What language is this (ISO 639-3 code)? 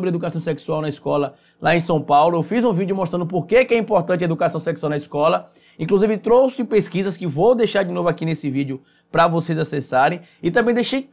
por